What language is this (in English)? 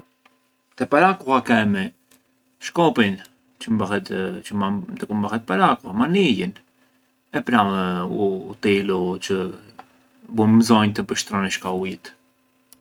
Arbëreshë Albanian